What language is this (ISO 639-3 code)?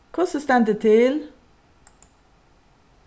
fao